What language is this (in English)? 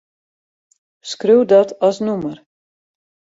Western Frisian